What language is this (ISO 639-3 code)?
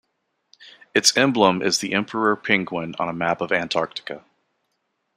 eng